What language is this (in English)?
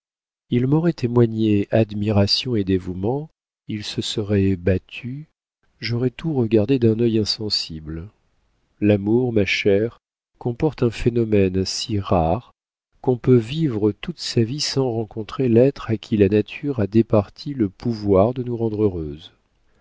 French